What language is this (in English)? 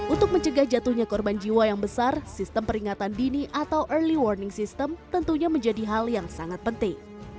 Indonesian